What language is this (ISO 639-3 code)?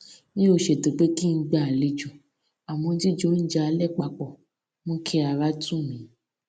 yor